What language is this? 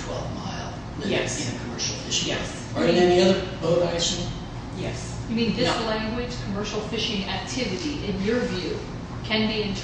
English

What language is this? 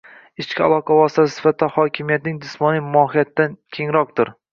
Uzbek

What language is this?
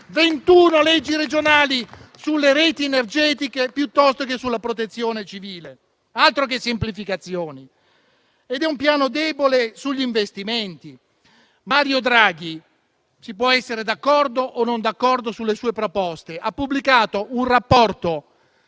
Italian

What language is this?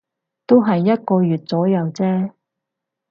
Cantonese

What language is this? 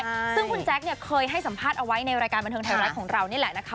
Thai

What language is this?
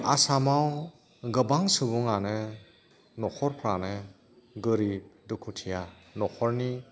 Bodo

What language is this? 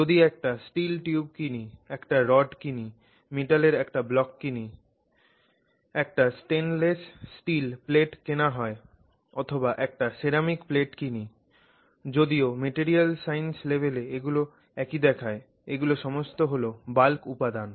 Bangla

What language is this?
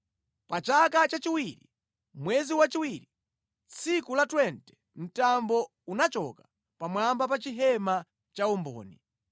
Nyanja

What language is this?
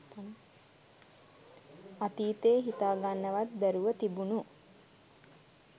Sinhala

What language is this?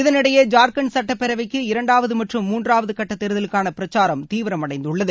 Tamil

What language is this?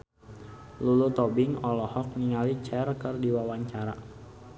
Sundanese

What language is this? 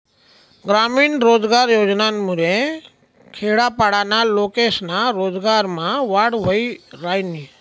Marathi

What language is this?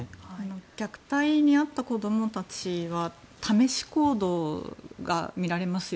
Japanese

